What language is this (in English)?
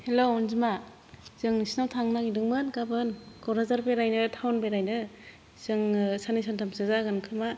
Bodo